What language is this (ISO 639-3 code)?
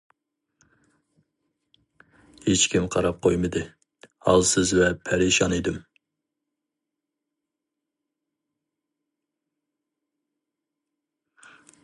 uig